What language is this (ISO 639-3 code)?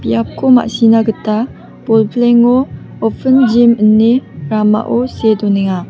grt